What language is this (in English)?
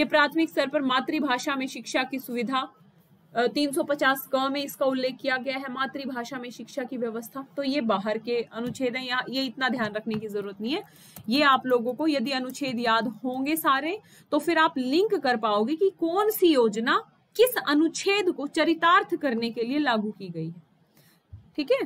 Hindi